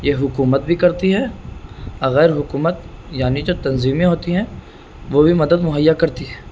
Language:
Urdu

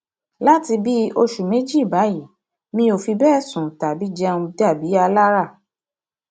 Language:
Yoruba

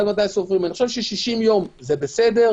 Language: Hebrew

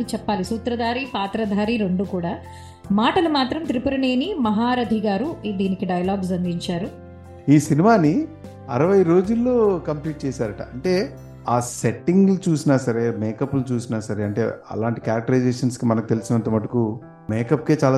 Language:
Telugu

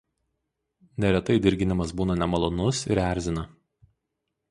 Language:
Lithuanian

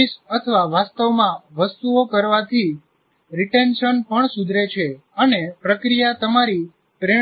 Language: Gujarati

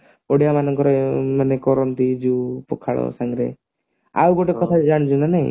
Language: Odia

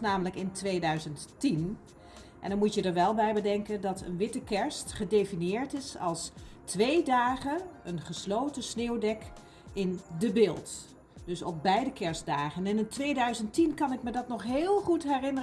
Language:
Dutch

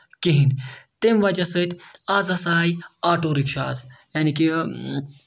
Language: Kashmiri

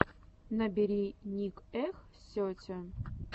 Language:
Russian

